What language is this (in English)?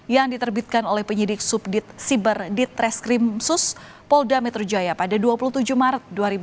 Indonesian